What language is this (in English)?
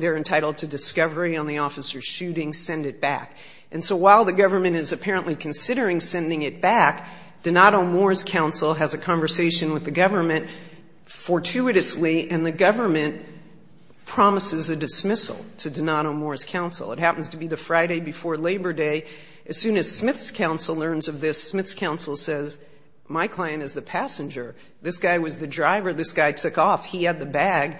English